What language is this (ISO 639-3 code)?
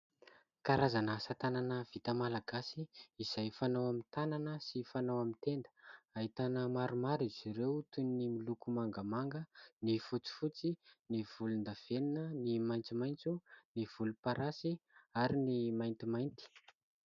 mlg